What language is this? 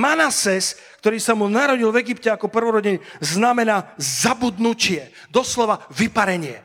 Slovak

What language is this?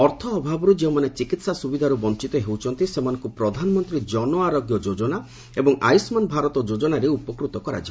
Odia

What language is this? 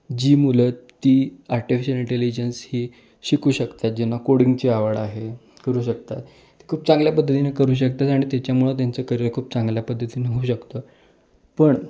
Marathi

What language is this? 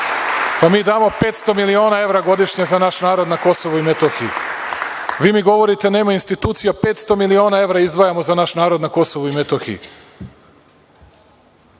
Serbian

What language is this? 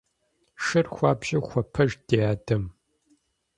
Kabardian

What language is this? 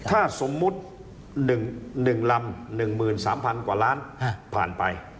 Thai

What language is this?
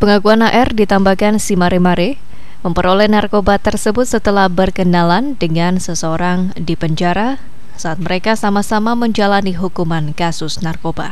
Indonesian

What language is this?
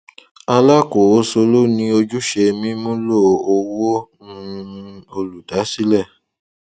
Yoruba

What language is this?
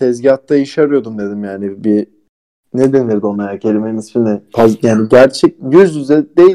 Turkish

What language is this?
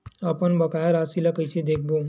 Chhattisgarhi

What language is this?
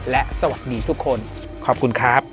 Thai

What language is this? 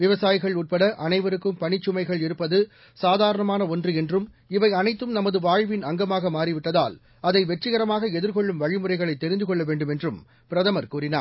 Tamil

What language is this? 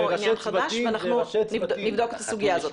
Hebrew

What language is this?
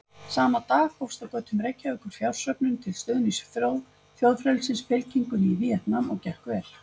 Icelandic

